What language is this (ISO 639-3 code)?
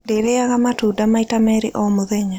kik